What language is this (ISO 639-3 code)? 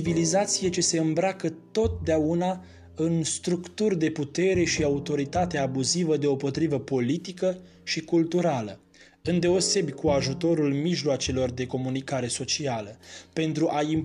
ron